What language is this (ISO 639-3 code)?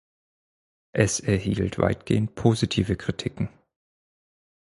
deu